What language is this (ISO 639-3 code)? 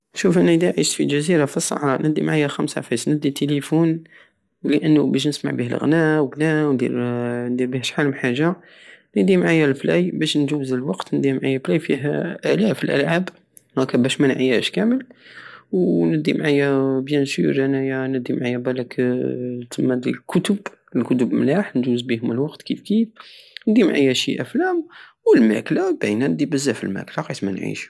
aao